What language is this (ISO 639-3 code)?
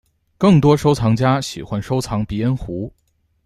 zho